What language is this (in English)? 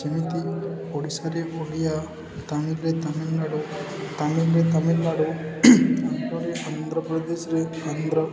Odia